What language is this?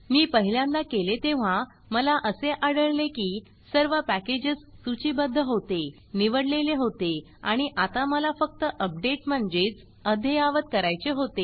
Marathi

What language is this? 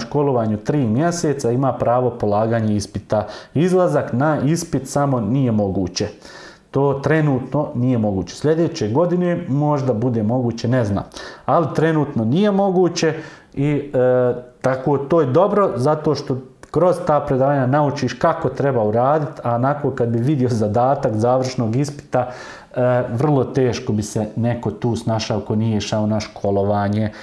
Serbian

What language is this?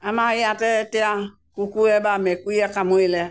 Assamese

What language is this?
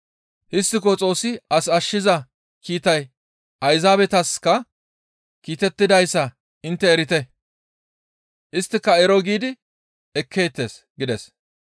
Gamo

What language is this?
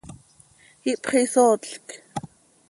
Seri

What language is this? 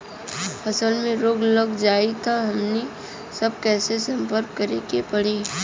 Bhojpuri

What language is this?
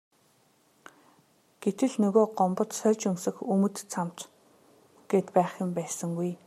Mongolian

